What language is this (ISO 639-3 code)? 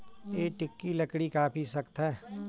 hin